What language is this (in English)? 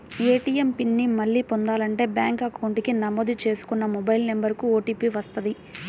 Telugu